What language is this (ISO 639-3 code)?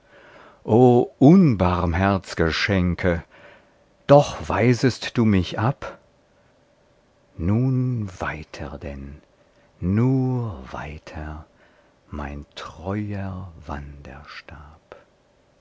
deu